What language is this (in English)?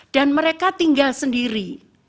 Indonesian